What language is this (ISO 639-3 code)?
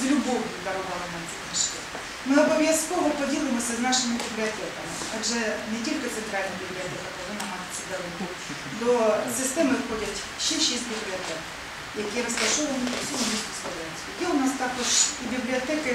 ukr